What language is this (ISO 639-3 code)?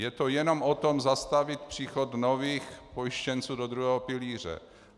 ces